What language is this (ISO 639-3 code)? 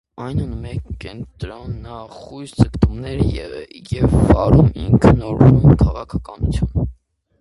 hye